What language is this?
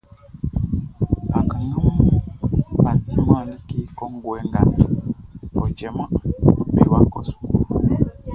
Baoulé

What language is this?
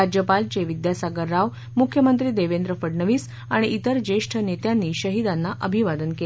Marathi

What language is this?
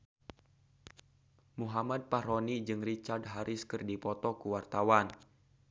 Sundanese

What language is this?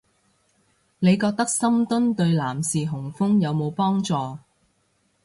Cantonese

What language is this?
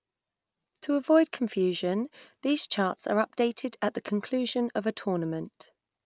English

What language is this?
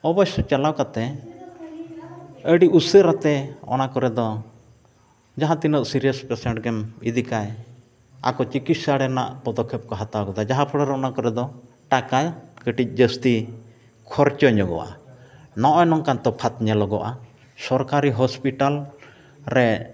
Santali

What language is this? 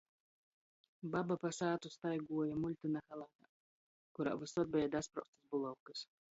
Latgalian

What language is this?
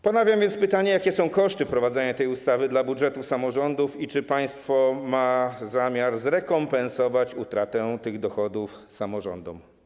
Polish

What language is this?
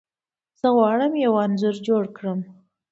Pashto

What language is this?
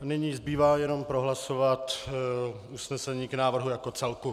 Czech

